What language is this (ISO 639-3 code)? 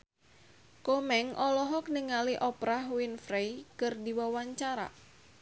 sun